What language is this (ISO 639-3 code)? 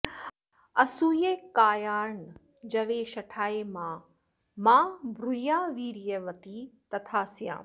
san